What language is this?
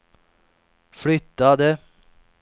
Swedish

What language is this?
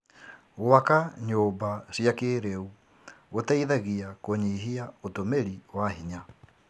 Kikuyu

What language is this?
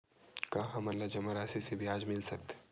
Chhattisgarhi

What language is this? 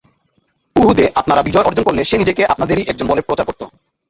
Bangla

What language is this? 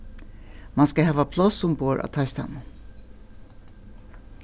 Faroese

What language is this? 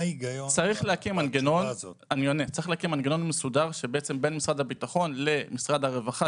Hebrew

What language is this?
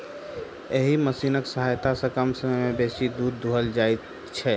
Maithili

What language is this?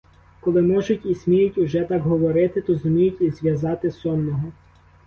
Ukrainian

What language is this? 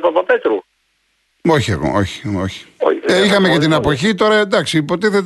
Greek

